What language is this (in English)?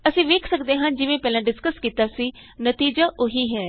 Punjabi